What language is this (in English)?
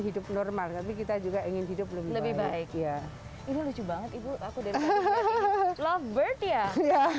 Indonesian